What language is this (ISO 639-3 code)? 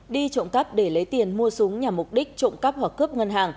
vie